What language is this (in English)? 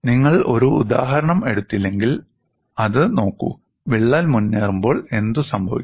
Malayalam